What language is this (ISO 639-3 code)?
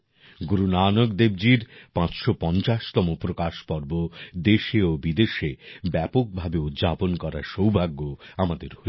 ben